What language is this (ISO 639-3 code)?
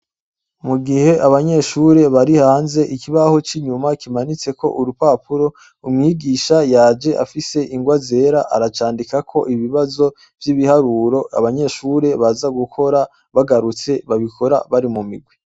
run